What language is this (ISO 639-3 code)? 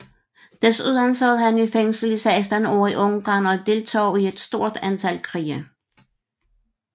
dan